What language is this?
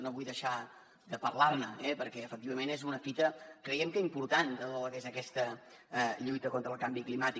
Catalan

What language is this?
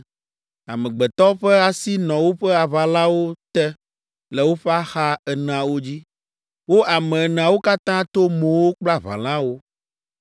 Ewe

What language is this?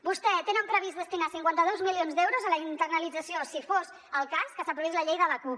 Catalan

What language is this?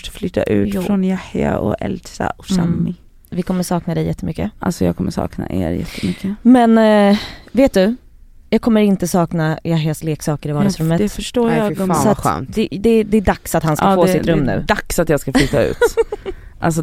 Swedish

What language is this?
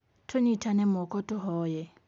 Kikuyu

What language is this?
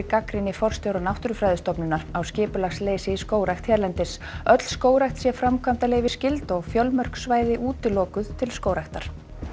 Icelandic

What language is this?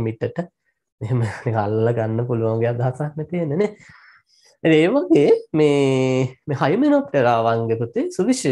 Turkish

